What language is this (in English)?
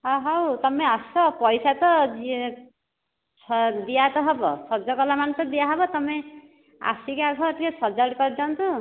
Odia